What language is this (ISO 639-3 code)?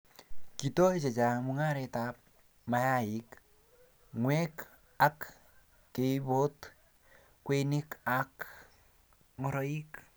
kln